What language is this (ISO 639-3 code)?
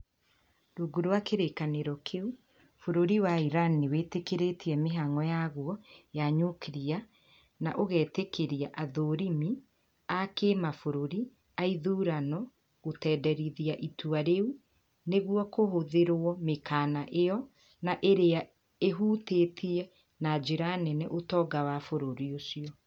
kik